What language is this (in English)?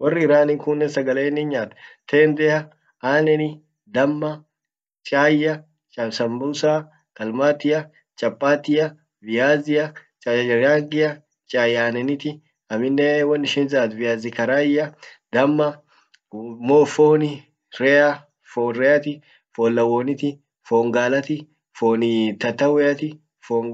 Orma